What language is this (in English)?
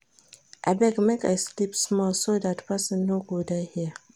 Nigerian Pidgin